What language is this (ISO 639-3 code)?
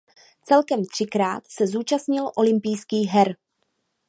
ces